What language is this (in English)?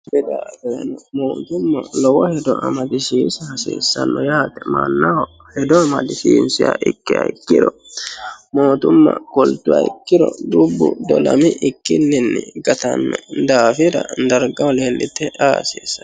Sidamo